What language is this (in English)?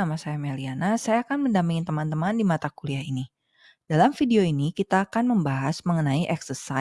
Indonesian